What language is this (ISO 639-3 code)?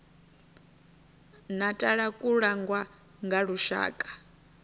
ven